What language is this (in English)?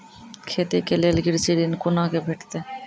Maithili